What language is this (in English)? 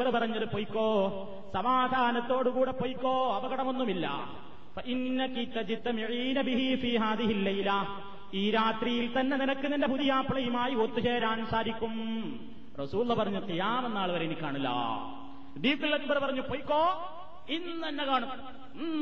Malayalam